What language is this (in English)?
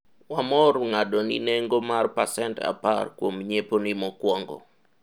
Luo (Kenya and Tanzania)